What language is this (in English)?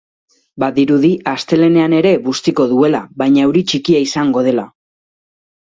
Basque